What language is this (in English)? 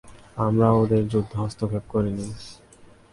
Bangla